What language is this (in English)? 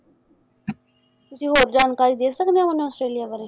Punjabi